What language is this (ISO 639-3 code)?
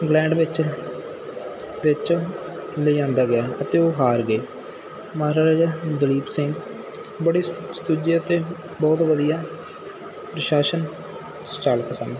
pan